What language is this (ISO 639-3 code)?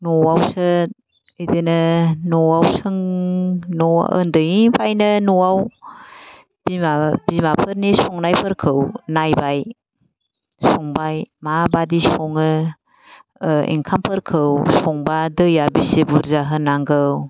brx